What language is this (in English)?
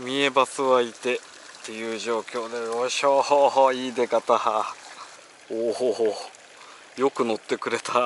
Japanese